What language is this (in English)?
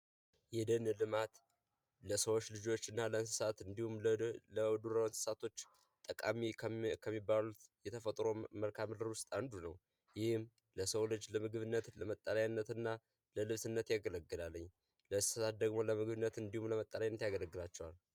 Amharic